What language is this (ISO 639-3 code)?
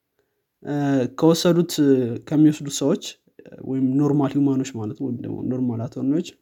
amh